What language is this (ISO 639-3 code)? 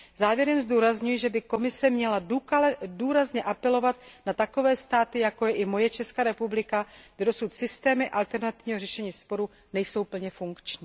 ces